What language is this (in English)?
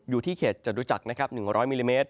Thai